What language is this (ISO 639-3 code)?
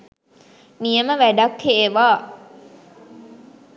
sin